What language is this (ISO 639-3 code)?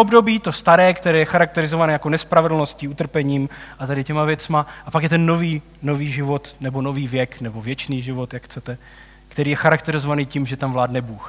ces